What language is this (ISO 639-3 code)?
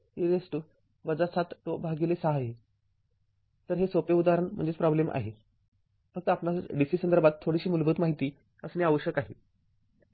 mar